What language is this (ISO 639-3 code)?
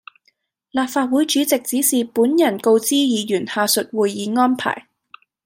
yue